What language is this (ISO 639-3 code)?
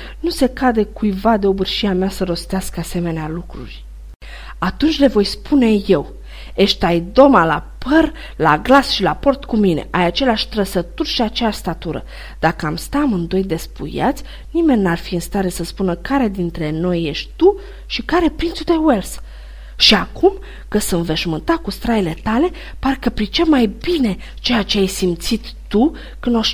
ron